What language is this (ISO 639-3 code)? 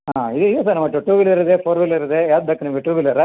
kan